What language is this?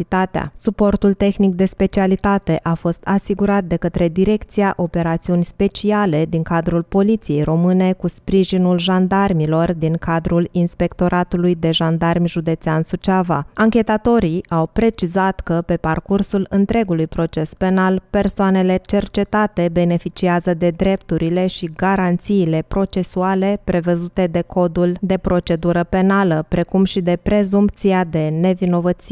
Romanian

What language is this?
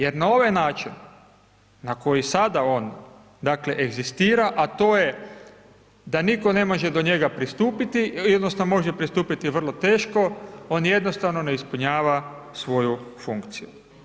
Croatian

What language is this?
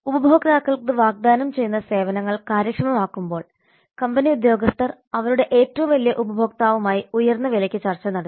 Malayalam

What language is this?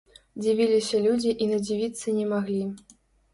Belarusian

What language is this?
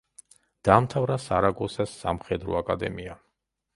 Georgian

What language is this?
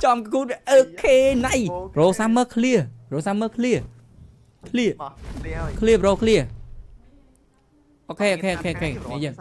Thai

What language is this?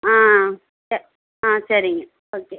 Tamil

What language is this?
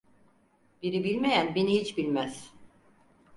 Turkish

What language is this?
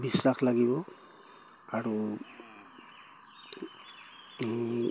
Assamese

